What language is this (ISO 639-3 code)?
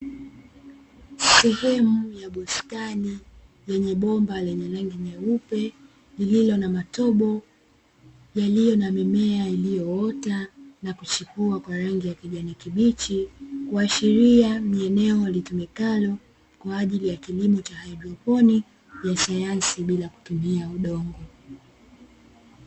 swa